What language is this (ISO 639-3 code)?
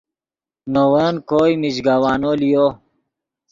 ydg